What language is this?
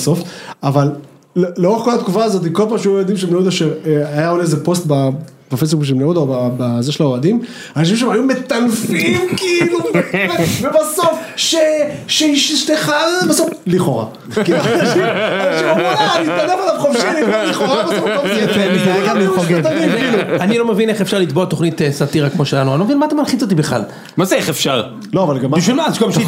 Hebrew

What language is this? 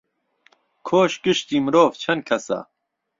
Central Kurdish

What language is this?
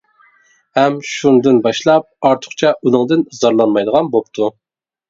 Uyghur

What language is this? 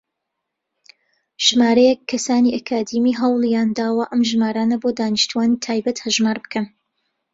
Central Kurdish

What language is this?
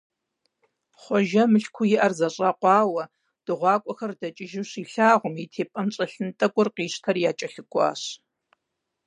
Kabardian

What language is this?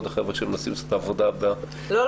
Hebrew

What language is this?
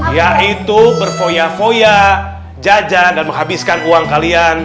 Indonesian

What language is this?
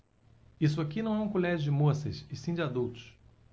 Portuguese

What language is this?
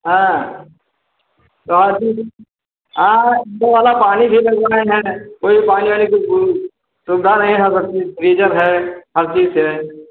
Hindi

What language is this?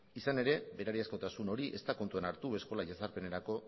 Basque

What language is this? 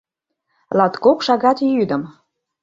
Mari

